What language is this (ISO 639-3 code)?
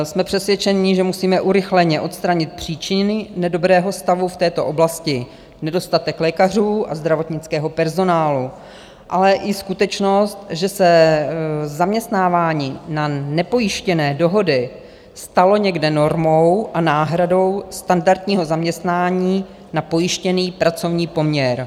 ces